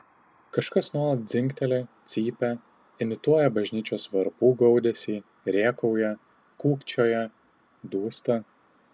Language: Lithuanian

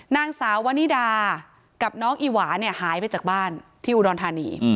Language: Thai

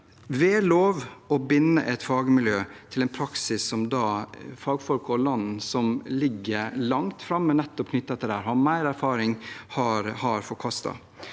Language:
Norwegian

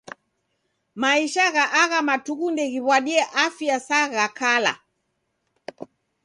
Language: Taita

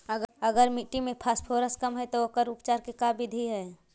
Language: Magahi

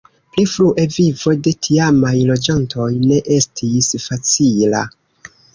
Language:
Esperanto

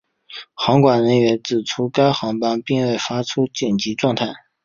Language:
Chinese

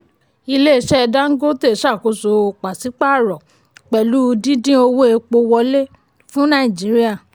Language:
Yoruba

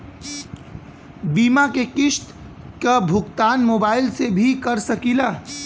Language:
Bhojpuri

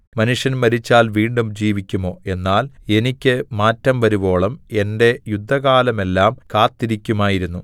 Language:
Malayalam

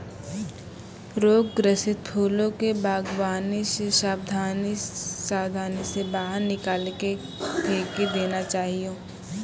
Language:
Maithili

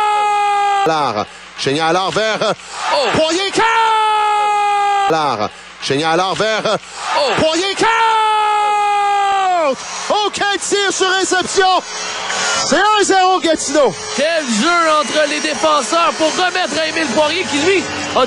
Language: French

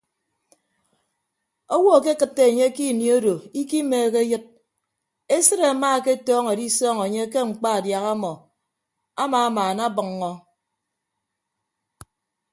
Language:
Ibibio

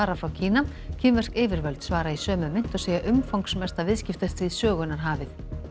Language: Icelandic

